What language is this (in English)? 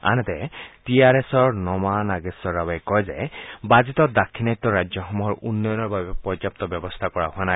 Assamese